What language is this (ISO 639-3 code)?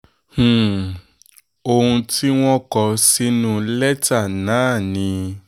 yor